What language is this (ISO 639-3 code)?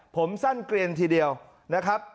tha